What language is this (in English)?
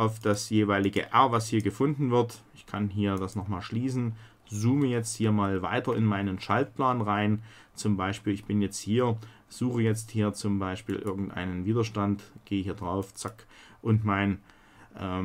German